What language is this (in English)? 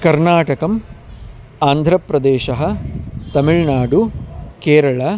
Sanskrit